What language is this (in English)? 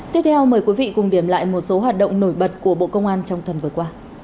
Vietnamese